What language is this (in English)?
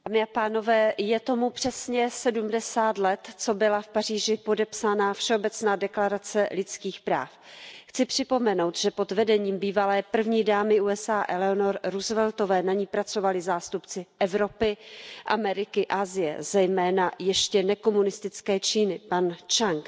Czech